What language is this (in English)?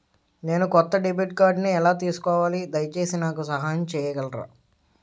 Telugu